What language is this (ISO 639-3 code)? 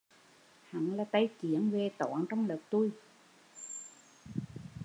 vie